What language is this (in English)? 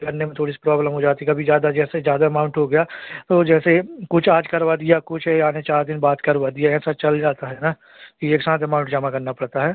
Hindi